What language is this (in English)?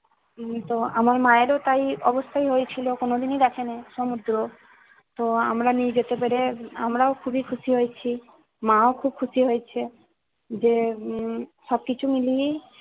Bangla